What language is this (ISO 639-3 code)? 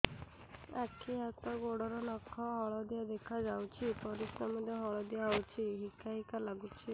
ori